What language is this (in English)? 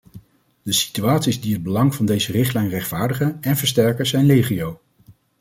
Dutch